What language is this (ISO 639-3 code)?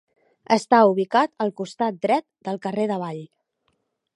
cat